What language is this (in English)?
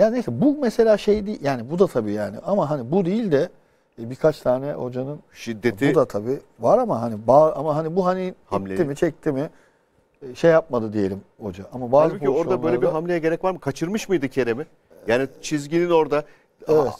Turkish